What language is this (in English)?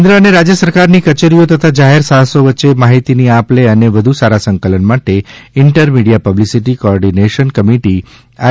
Gujarati